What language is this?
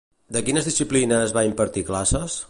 Catalan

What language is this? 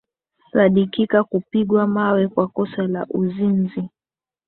Swahili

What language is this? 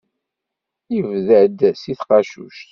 Kabyle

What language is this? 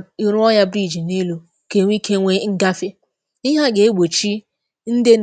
Igbo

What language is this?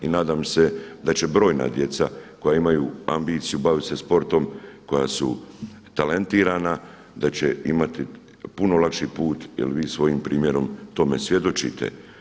Croatian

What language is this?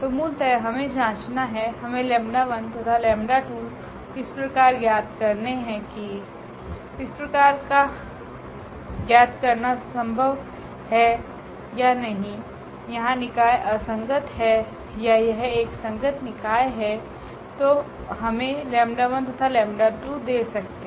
Hindi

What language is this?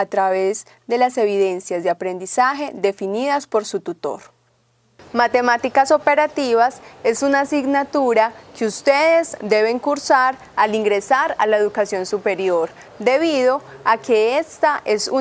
Spanish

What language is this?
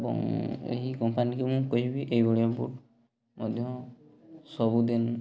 Odia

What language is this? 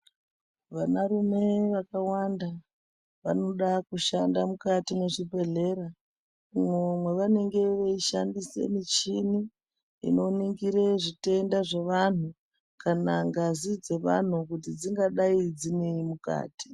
Ndau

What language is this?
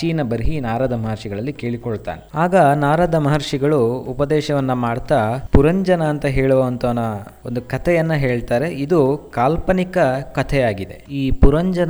Kannada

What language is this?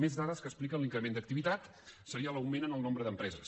Catalan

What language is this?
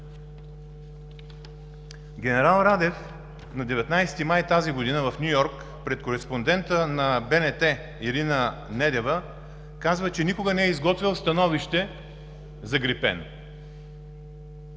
Bulgarian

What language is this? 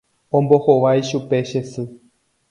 Guarani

